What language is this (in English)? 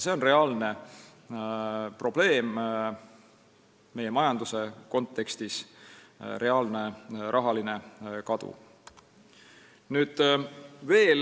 Estonian